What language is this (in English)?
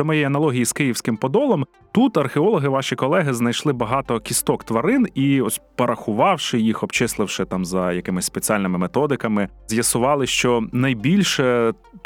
Ukrainian